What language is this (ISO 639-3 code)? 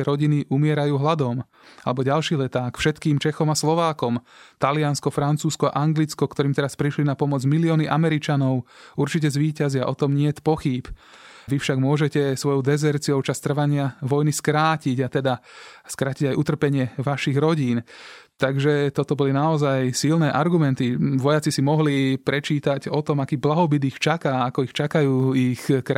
slk